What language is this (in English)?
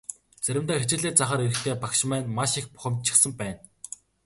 Mongolian